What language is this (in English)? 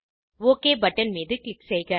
Tamil